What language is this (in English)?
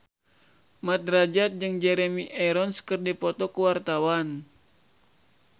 Sundanese